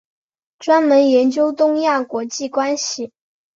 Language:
Chinese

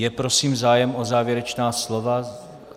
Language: Czech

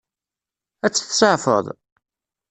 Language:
Kabyle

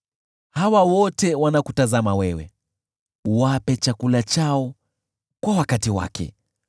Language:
Swahili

